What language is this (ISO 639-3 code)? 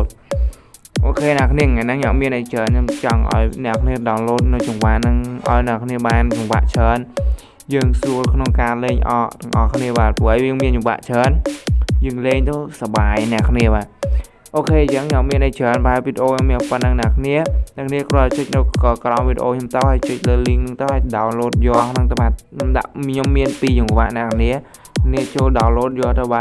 vie